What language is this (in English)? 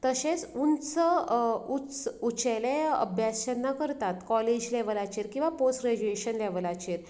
Konkani